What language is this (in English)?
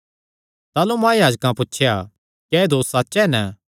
Kangri